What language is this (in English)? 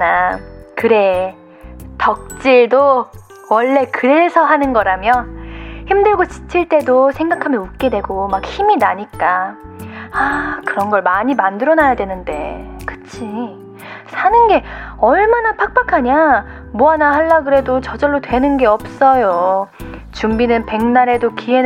Korean